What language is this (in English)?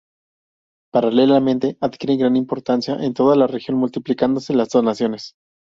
Spanish